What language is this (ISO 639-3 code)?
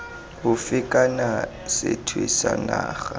tsn